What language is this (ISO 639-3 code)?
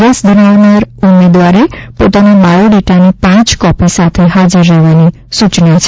guj